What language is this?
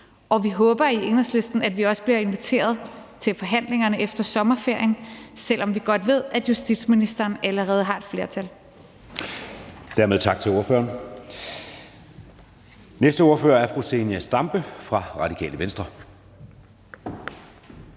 Danish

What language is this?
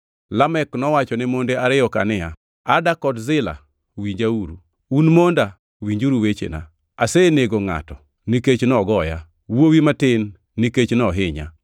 Luo (Kenya and Tanzania)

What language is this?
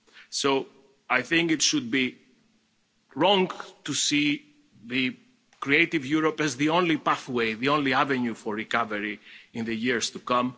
English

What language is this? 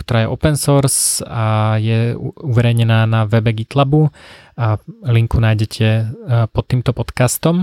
Slovak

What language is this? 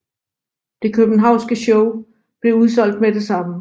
Danish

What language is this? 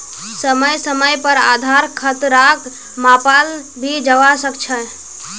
Magahi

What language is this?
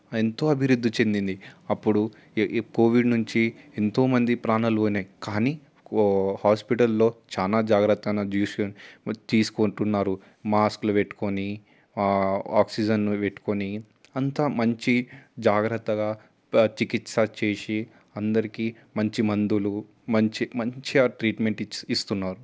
Telugu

